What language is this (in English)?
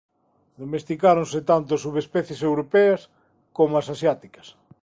Galician